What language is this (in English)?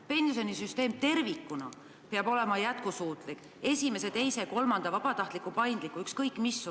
Estonian